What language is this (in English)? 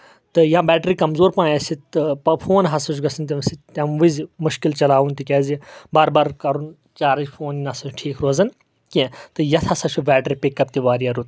Kashmiri